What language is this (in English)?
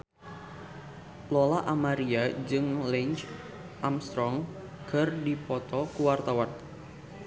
Sundanese